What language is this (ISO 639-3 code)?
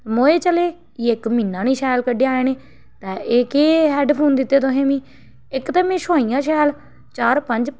doi